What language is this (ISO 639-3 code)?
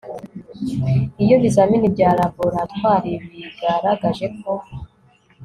kin